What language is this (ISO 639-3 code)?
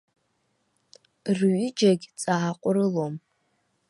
abk